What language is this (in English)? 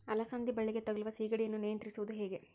Kannada